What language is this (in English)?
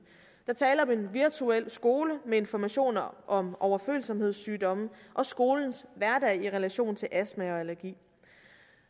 Danish